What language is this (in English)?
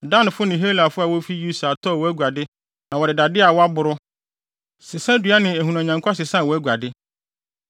Akan